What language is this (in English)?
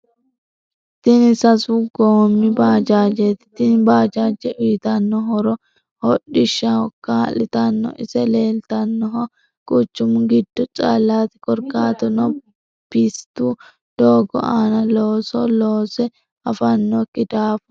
Sidamo